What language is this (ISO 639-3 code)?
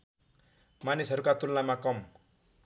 nep